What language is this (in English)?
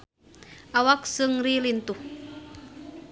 Sundanese